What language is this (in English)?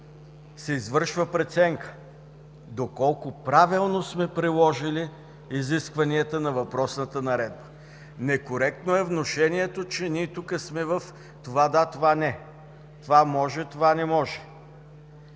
Bulgarian